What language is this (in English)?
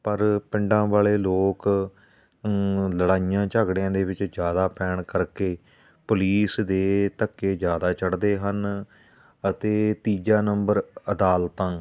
Punjabi